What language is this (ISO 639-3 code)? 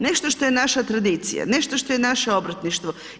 hrv